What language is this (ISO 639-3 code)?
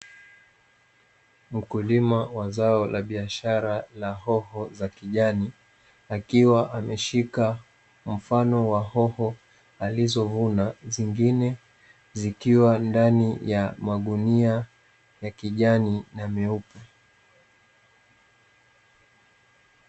swa